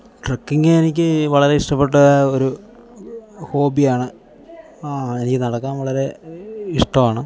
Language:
Malayalam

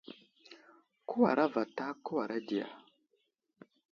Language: Wuzlam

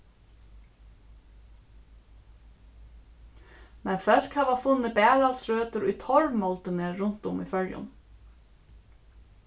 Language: Faroese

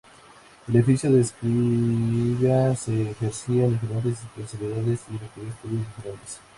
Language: Spanish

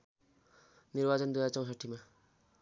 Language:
Nepali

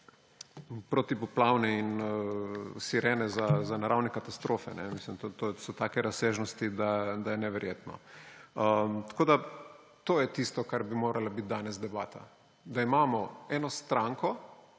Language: Slovenian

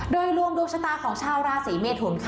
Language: Thai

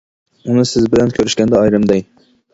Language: Uyghur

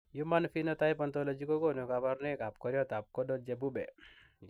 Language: Kalenjin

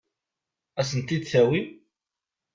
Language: Kabyle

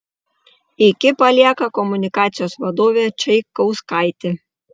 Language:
Lithuanian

